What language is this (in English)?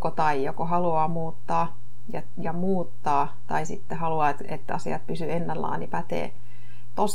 Finnish